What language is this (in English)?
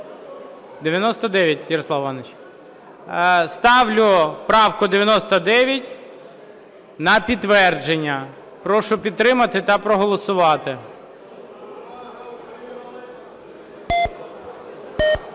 Ukrainian